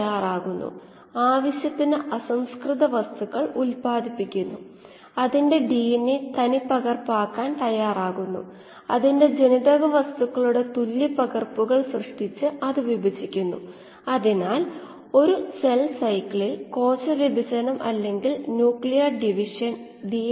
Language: Malayalam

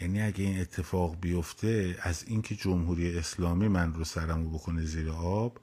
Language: Persian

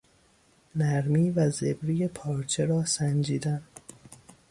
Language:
Persian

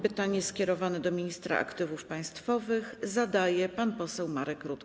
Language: Polish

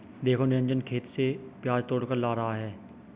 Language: Hindi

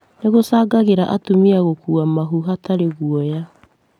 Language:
Kikuyu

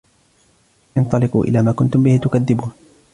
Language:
Arabic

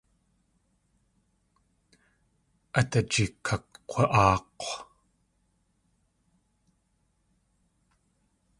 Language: Tlingit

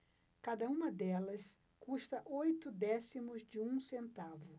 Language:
Portuguese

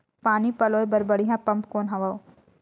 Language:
Chhattisgarhi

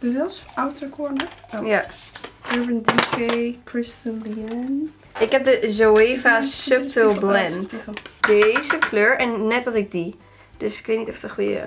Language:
Dutch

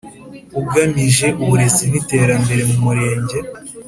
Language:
Kinyarwanda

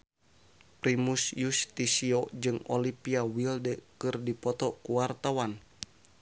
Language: Sundanese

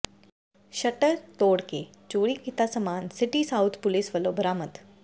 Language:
Punjabi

